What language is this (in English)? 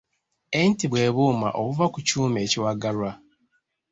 Ganda